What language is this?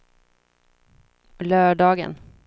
Swedish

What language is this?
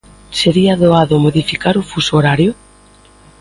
Galician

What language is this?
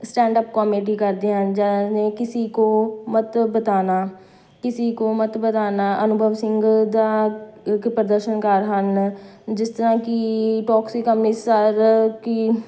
Punjabi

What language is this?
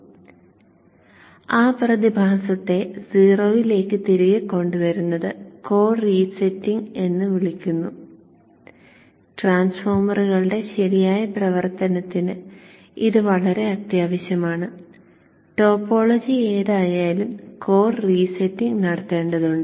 Malayalam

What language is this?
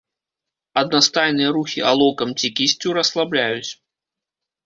Belarusian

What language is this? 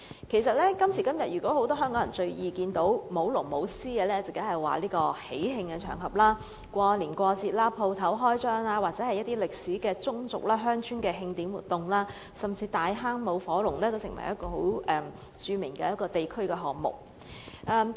Cantonese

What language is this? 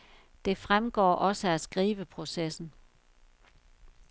Danish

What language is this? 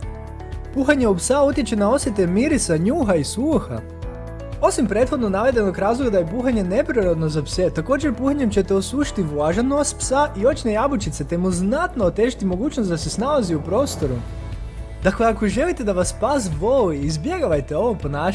Croatian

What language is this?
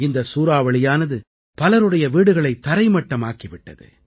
Tamil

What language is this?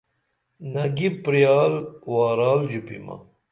Dameli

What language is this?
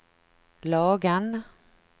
Swedish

